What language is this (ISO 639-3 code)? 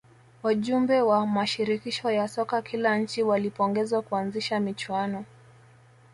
swa